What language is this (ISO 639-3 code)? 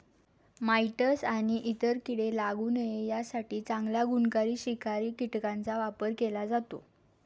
mar